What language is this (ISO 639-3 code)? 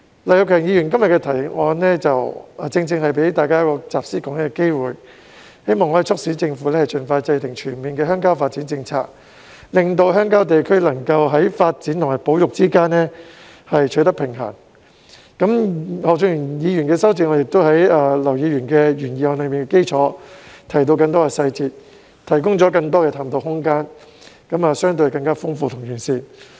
yue